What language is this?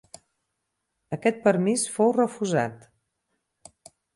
Catalan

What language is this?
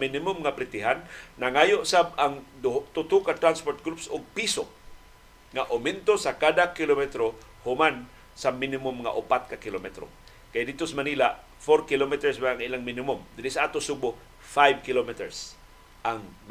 Filipino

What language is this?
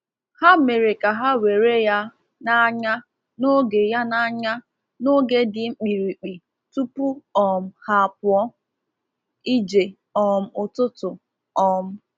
Igbo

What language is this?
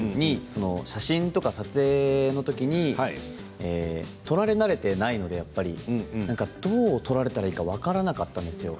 Japanese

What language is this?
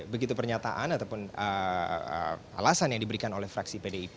Indonesian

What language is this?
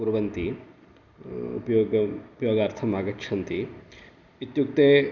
Sanskrit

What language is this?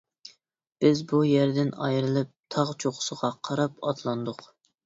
Uyghur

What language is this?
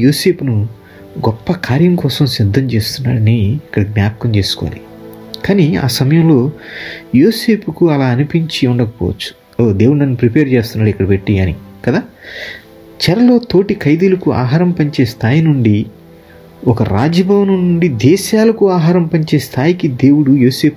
Telugu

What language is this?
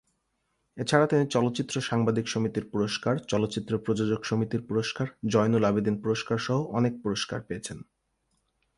Bangla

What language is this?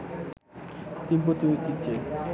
Bangla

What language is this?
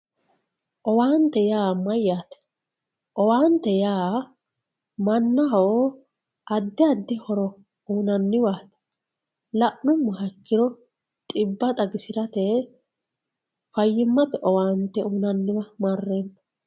Sidamo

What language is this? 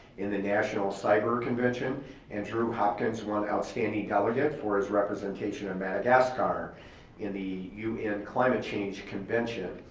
English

